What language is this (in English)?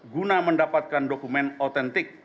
Indonesian